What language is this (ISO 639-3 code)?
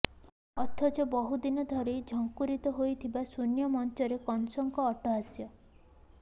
ori